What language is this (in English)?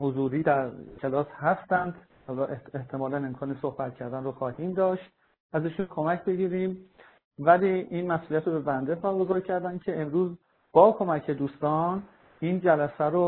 Persian